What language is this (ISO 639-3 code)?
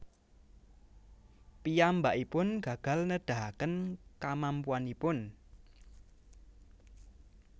jav